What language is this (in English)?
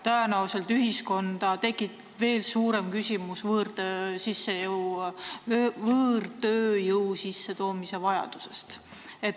Estonian